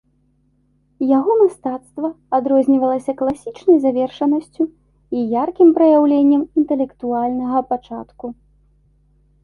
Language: Belarusian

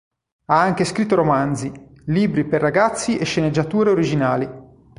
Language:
Italian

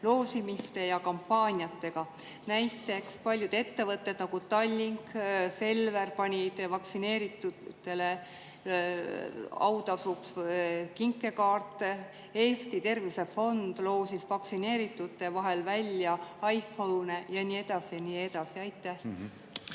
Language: Estonian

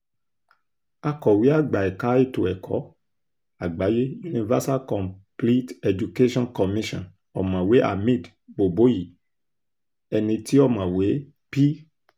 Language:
Yoruba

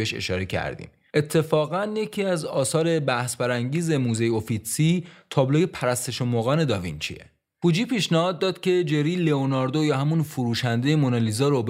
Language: Persian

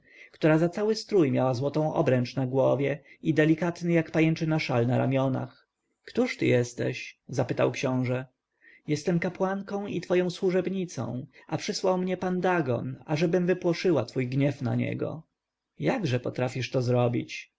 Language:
Polish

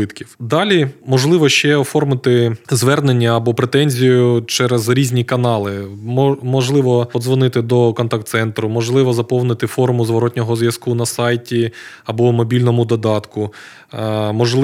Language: Ukrainian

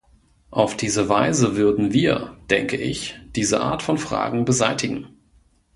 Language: German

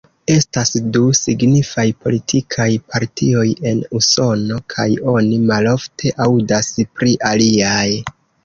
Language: Esperanto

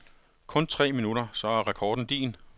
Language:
Danish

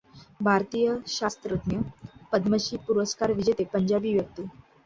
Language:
Marathi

